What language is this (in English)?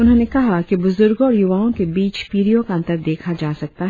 Hindi